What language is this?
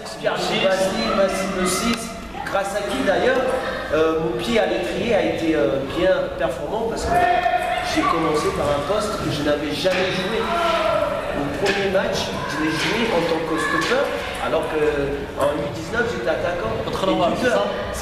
French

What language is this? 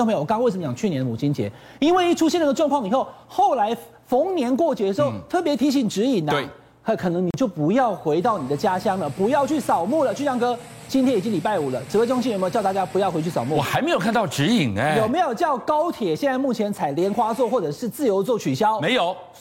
Chinese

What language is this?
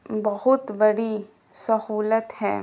Urdu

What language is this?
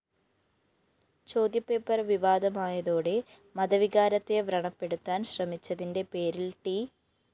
Malayalam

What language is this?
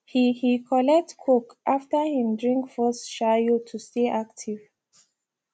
Nigerian Pidgin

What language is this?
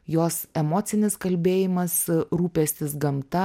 Lithuanian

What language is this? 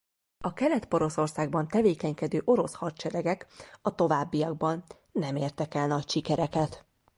Hungarian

